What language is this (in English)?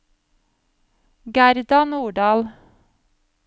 Norwegian